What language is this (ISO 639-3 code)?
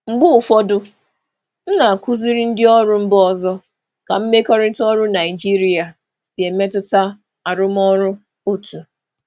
ibo